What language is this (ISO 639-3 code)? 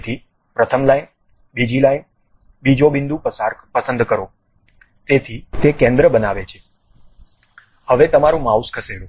guj